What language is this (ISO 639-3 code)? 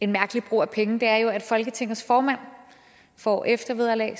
dan